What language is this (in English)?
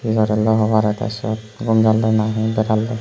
Chakma